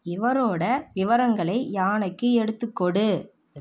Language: Tamil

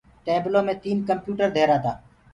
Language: Gurgula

